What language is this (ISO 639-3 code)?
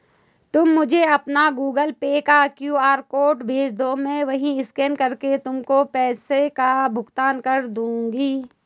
hin